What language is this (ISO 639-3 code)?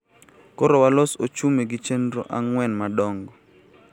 luo